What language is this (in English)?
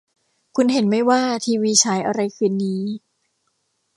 Thai